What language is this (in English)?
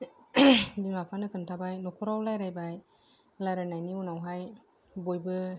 Bodo